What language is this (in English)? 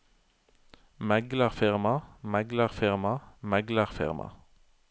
Norwegian